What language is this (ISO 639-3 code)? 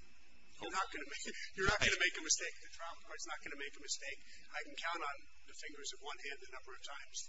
eng